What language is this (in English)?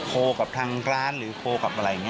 Thai